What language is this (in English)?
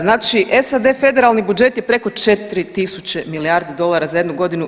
Croatian